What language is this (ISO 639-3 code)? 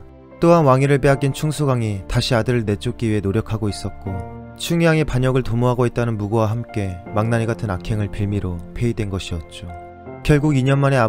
kor